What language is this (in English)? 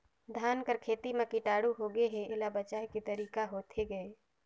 Chhattisgarhi